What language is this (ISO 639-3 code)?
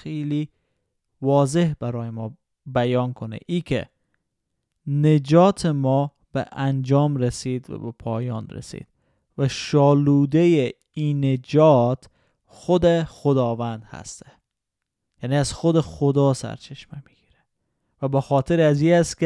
fas